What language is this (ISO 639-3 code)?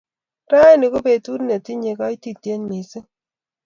kln